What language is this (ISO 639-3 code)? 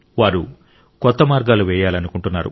tel